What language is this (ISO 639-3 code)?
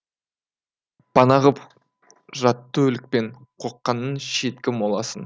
kaz